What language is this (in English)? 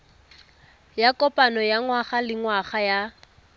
Tswana